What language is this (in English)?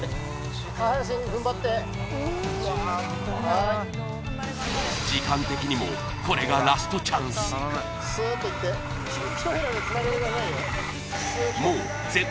Japanese